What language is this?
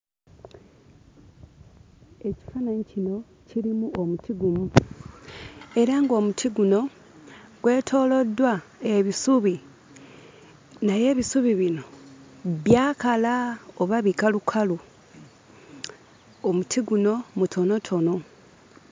Ganda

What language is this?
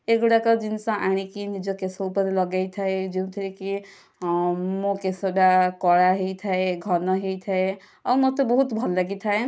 Odia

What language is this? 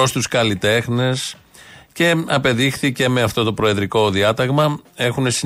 Greek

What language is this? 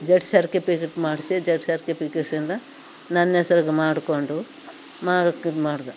Kannada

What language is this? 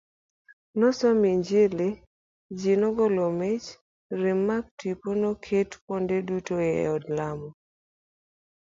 Luo (Kenya and Tanzania)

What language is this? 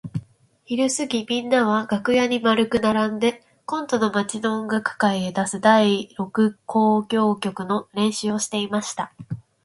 Japanese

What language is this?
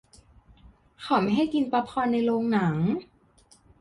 Thai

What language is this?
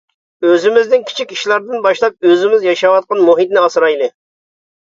Uyghur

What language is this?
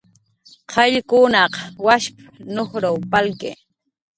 Jaqaru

